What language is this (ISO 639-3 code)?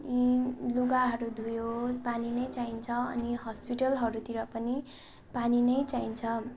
nep